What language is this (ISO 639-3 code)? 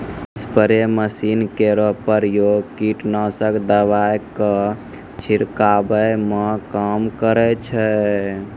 mai